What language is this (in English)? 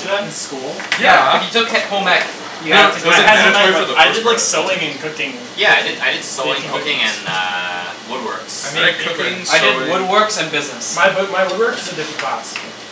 English